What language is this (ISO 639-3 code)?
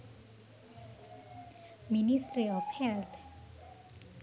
sin